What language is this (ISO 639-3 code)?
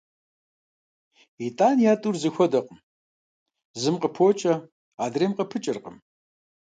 kbd